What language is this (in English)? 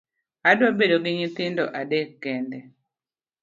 Luo (Kenya and Tanzania)